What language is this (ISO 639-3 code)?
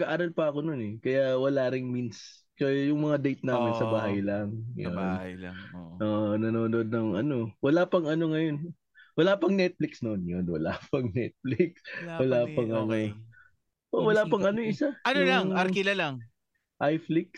fil